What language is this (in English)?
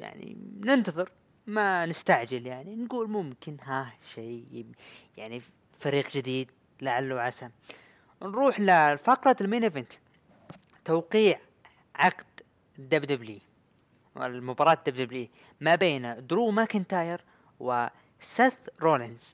Arabic